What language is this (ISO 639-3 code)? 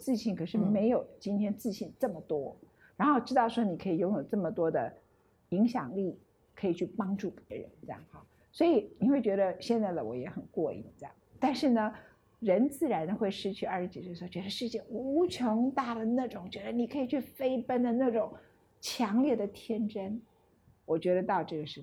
zho